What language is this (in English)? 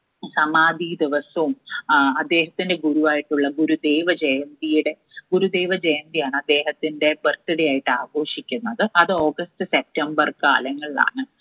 Malayalam